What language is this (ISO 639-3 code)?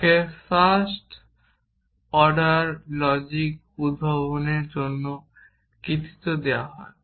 ben